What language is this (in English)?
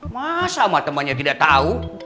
Indonesian